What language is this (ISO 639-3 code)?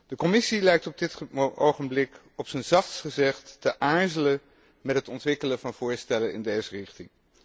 nld